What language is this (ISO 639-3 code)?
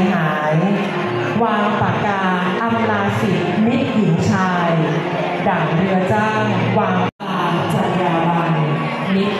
tha